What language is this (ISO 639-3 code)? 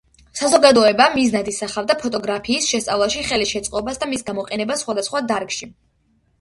kat